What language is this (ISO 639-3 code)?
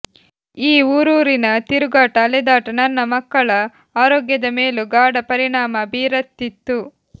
kan